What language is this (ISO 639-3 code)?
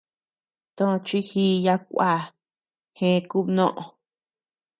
cux